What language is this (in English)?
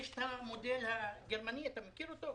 Hebrew